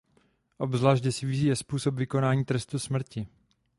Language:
Czech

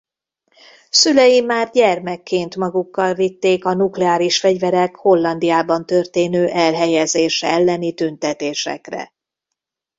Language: Hungarian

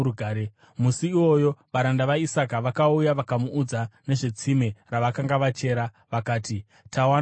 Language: Shona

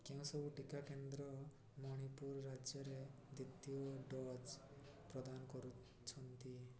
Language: Odia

